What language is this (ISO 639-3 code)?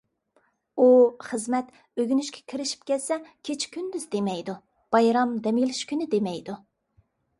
uig